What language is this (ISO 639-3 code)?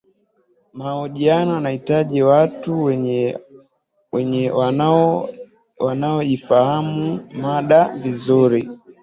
swa